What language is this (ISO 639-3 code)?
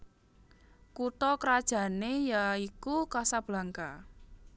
jav